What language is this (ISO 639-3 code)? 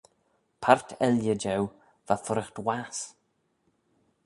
glv